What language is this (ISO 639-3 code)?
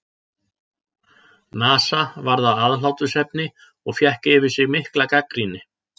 isl